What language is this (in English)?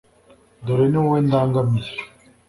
Kinyarwanda